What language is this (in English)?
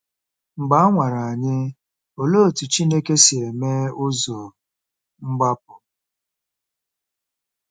Igbo